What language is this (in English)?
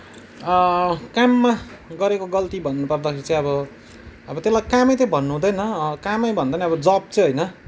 Nepali